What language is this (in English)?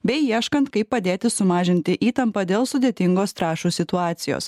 Lithuanian